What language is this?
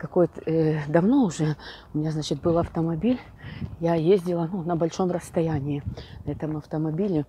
Russian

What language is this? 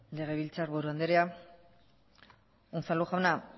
Basque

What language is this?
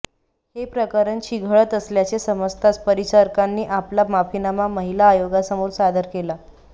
Marathi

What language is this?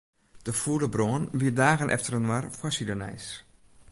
Western Frisian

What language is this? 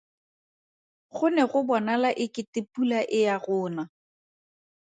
Tswana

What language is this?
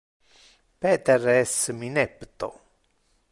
Interlingua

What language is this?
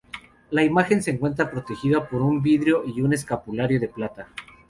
Spanish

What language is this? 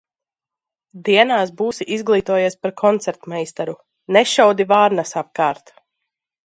Latvian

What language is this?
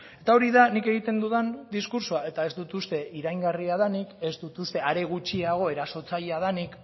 Basque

